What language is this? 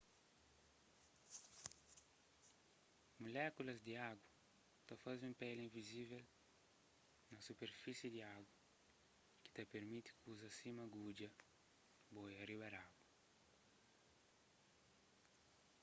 Kabuverdianu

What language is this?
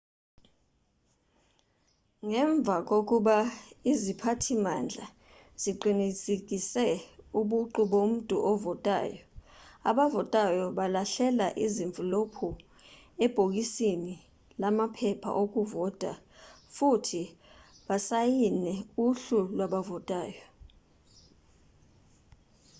Zulu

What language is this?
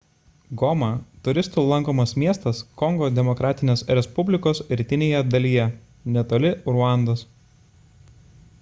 Lithuanian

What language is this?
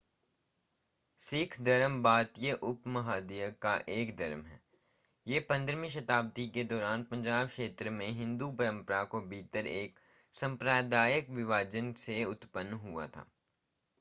Hindi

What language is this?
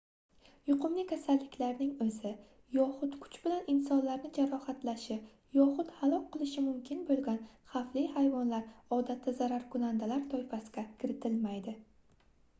Uzbek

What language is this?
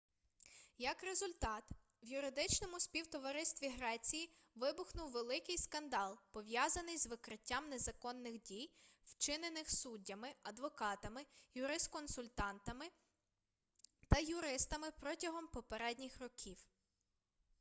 Ukrainian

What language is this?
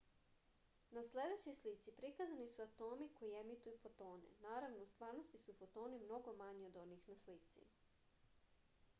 Serbian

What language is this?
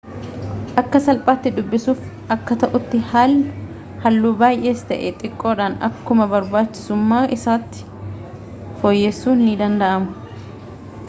Oromo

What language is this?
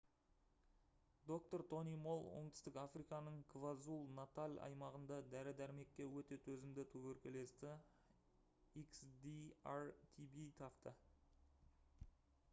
Kazakh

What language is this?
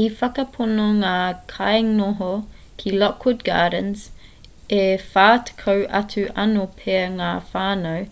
Māori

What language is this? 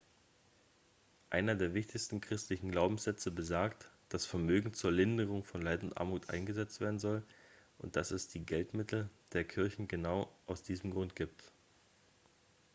German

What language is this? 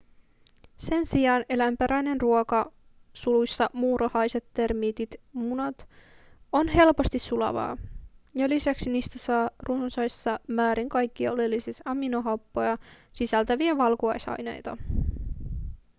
Finnish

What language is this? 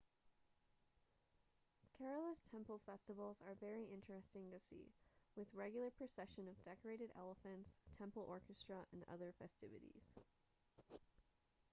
English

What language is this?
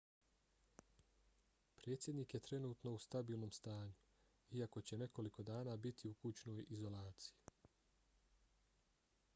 Bosnian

